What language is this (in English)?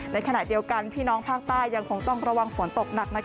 Thai